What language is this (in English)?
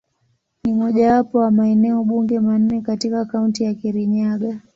Swahili